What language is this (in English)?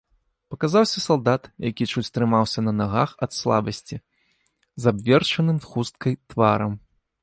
Belarusian